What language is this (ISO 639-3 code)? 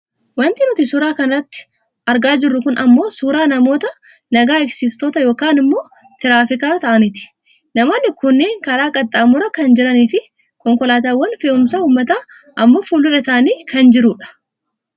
orm